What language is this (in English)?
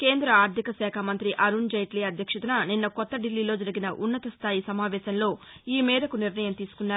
Telugu